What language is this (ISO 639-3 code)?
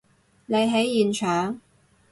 yue